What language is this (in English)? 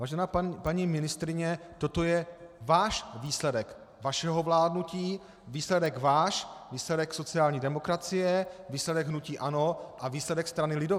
Czech